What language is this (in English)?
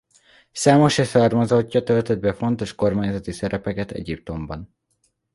Hungarian